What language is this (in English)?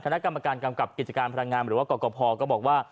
Thai